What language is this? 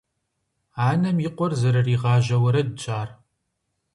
Kabardian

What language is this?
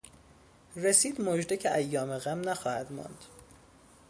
Persian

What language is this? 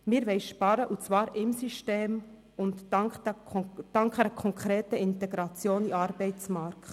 Swiss German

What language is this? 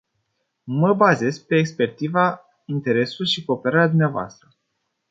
Romanian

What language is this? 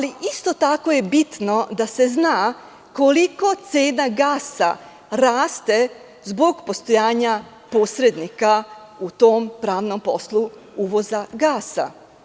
Serbian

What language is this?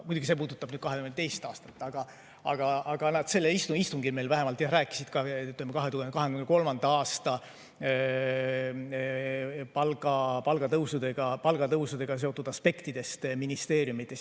Estonian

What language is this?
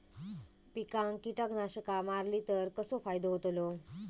Marathi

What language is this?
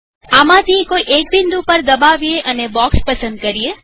Gujarati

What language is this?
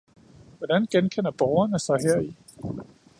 Danish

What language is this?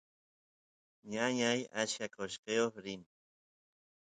Santiago del Estero Quichua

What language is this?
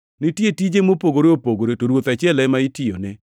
Luo (Kenya and Tanzania)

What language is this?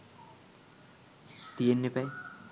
Sinhala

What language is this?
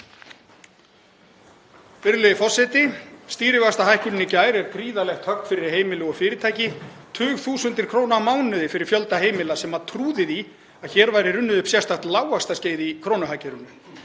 Icelandic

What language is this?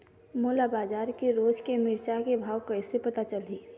Chhattisgarhi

